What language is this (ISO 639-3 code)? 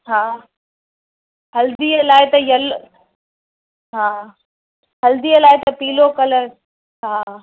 snd